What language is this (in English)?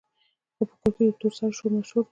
Pashto